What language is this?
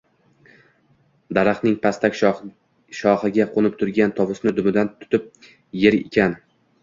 Uzbek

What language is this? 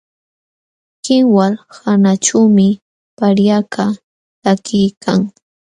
Jauja Wanca Quechua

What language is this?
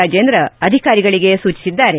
Kannada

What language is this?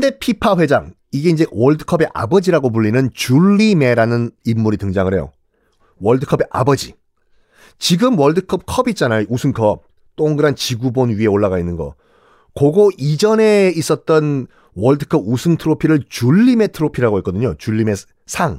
Korean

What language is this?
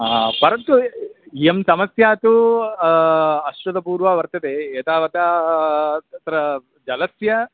Sanskrit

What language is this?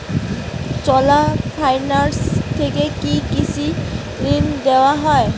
Bangla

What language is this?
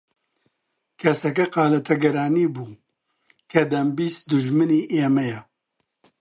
Central Kurdish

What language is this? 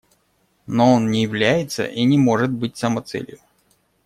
Russian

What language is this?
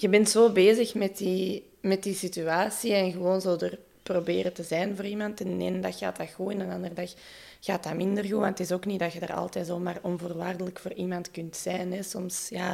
Dutch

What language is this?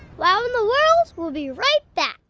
English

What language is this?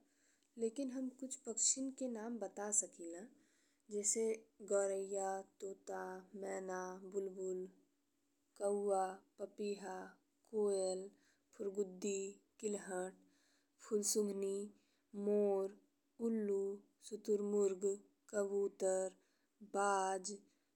Bhojpuri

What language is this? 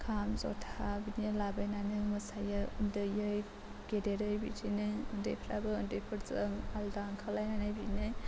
Bodo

